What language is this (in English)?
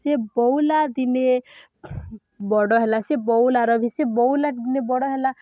Odia